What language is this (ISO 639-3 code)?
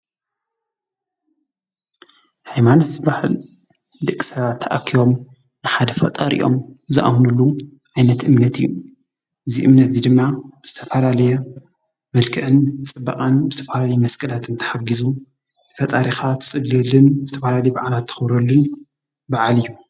tir